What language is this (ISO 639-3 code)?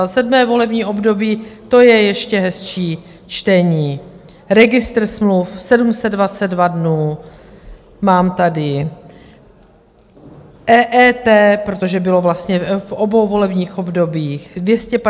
ces